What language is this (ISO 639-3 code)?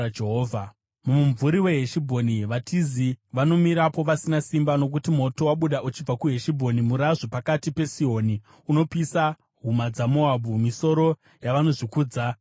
sna